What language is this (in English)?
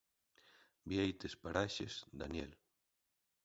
Galician